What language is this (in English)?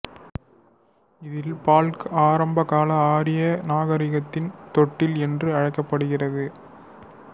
Tamil